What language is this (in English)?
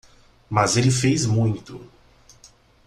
Portuguese